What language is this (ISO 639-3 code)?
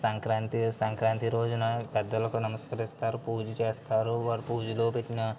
tel